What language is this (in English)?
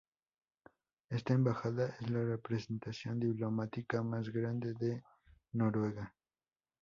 Spanish